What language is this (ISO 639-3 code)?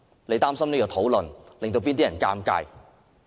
yue